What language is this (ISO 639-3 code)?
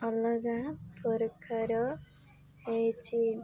ori